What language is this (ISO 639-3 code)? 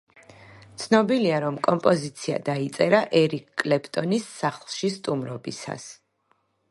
kat